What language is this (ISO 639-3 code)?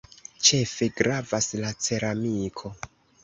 epo